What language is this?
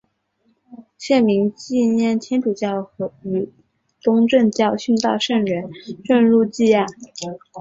Chinese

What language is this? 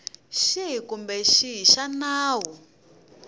Tsonga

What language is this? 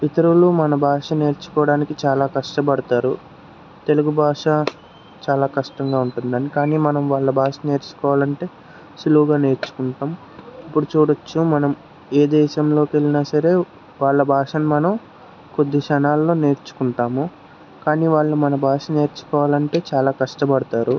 Telugu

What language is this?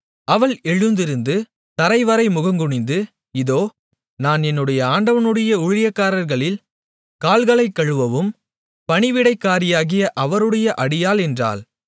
Tamil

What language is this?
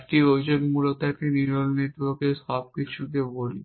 Bangla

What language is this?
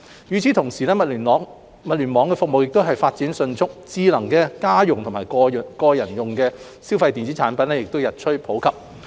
Cantonese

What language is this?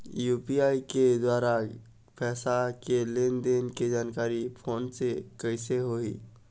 Chhattisgarhi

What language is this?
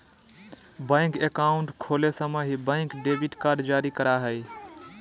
Magahi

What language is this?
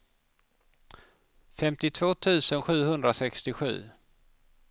Swedish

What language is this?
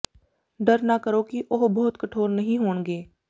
Punjabi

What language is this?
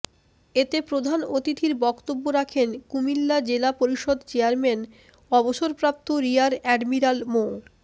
Bangla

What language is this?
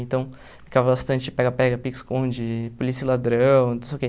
Portuguese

